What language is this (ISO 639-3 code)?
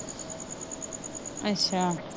pan